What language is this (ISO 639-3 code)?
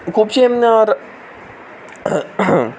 kok